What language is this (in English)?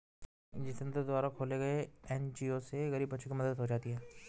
Hindi